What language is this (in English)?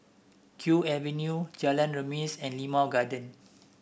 English